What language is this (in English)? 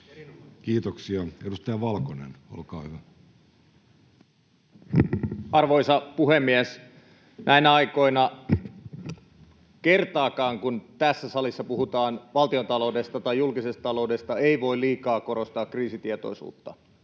Finnish